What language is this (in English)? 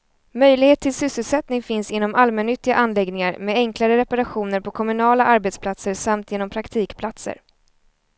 Swedish